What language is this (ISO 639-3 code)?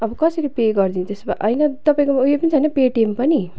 nep